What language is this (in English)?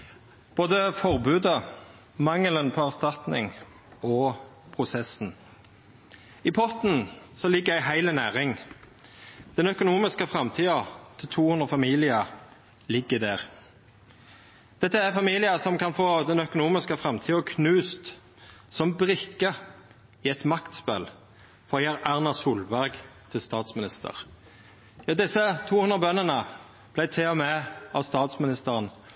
Norwegian Nynorsk